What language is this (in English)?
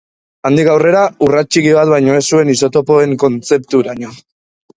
Basque